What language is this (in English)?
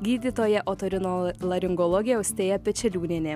Lithuanian